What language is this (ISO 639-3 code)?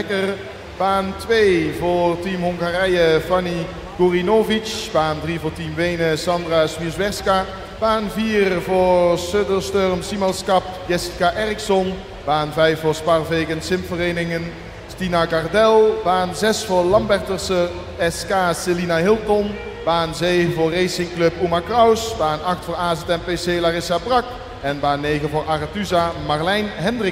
nld